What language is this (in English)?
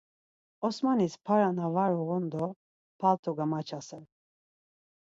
Laz